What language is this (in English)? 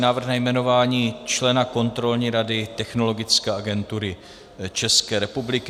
Czech